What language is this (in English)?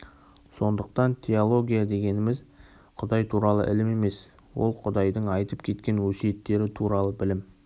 Kazakh